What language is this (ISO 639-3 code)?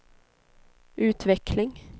swe